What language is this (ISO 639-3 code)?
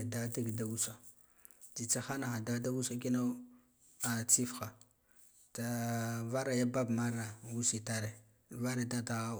gdf